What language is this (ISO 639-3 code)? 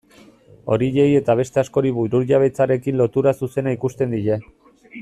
eus